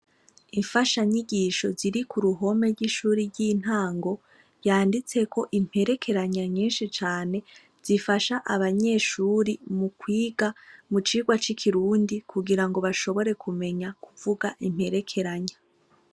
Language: Rundi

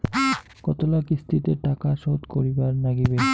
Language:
Bangla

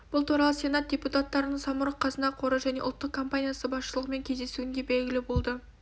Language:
Kazakh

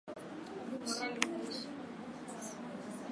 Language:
Swahili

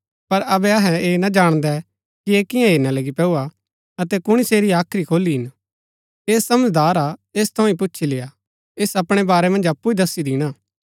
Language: Gaddi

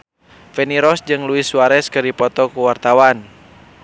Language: Sundanese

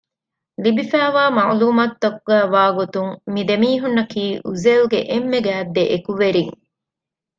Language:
Divehi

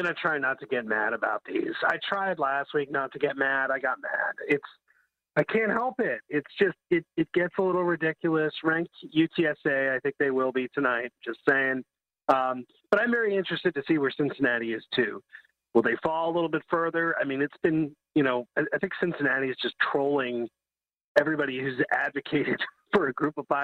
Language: English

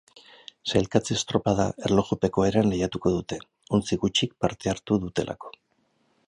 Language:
Basque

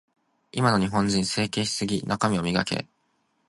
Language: Japanese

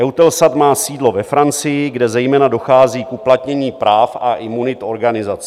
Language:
Czech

